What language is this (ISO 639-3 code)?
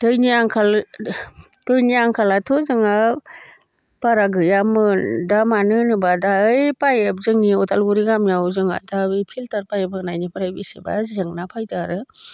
brx